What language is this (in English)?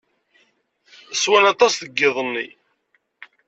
Kabyle